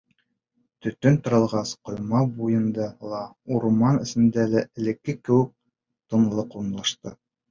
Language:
Bashkir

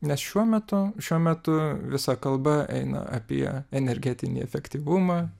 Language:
Lithuanian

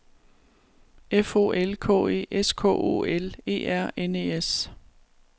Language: Danish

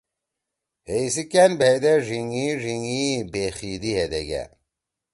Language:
Torwali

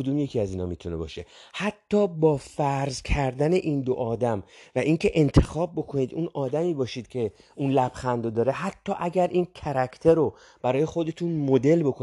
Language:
Persian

